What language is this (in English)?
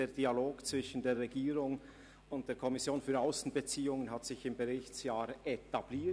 Swiss German